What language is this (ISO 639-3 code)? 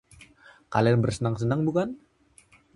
ind